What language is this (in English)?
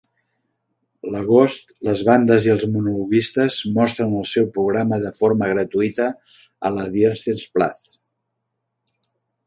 Catalan